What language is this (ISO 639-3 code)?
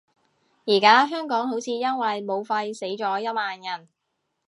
yue